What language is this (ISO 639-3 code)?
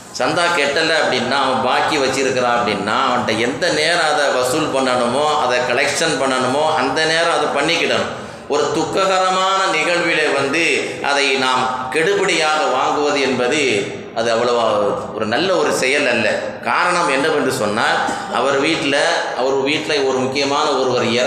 tam